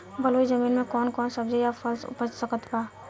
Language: Bhojpuri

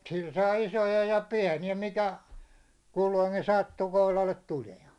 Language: Finnish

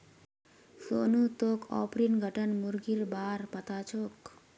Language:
Magahi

